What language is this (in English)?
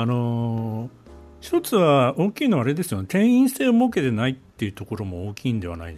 Japanese